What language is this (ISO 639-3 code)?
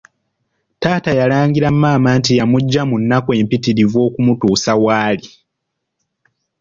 lug